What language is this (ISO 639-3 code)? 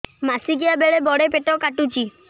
ori